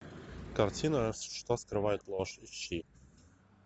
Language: Russian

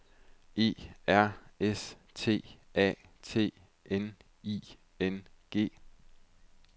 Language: Danish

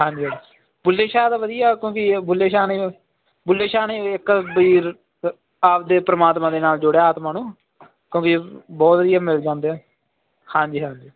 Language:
Punjabi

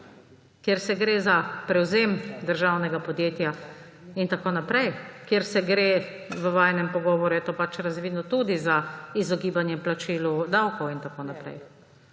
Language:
Slovenian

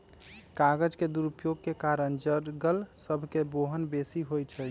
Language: Magahi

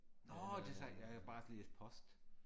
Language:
Danish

